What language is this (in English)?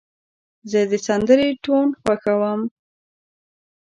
Pashto